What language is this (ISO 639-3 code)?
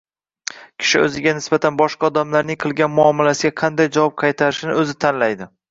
uzb